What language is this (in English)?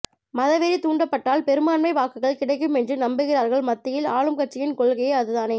Tamil